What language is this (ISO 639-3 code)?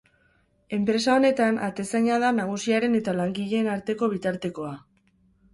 eus